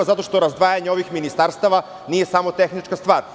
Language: Serbian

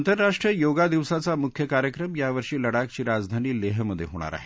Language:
Marathi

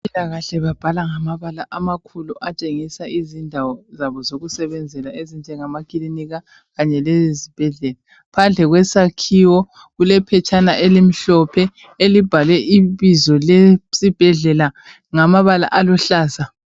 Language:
North Ndebele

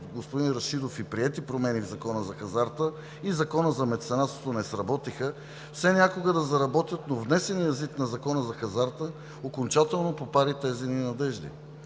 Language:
Bulgarian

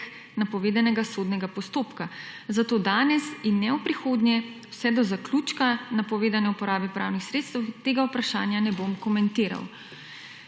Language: Slovenian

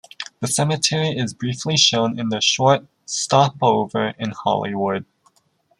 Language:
English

